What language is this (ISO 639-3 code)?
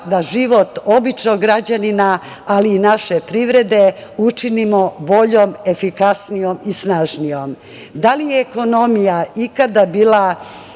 srp